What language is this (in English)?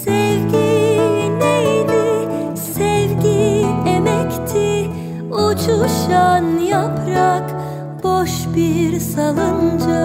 Korean